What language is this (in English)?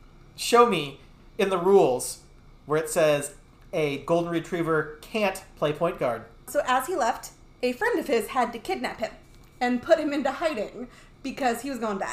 English